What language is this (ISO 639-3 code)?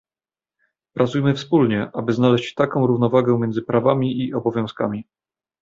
pol